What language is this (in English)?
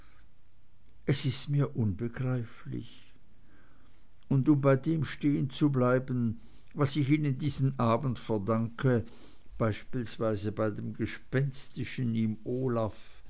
German